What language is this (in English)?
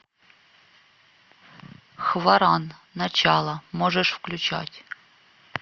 Russian